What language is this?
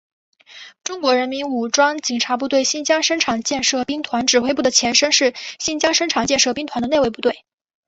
Chinese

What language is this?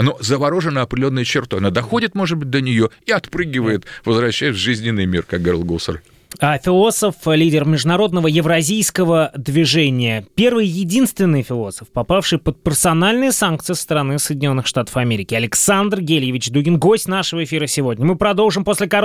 Russian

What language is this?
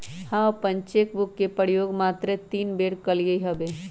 Magahi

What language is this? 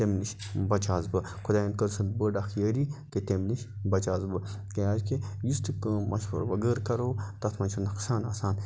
Kashmiri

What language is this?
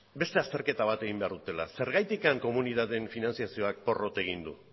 Basque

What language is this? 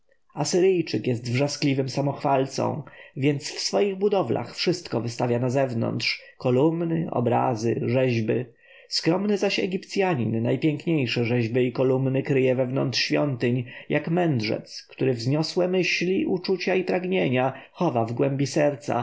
Polish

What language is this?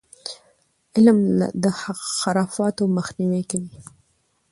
Pashto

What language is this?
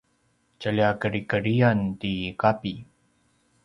Paiwan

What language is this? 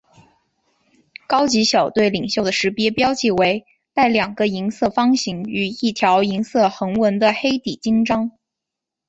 Chinese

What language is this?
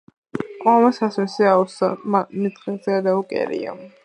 Georgian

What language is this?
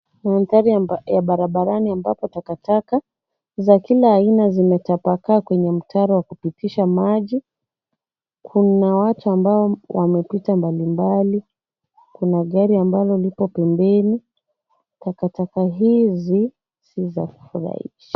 Swahili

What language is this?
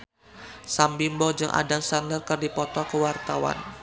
Sundanese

